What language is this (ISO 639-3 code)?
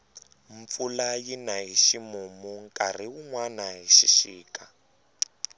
tso